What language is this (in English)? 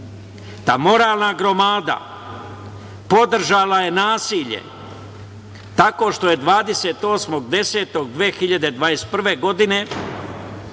Serbian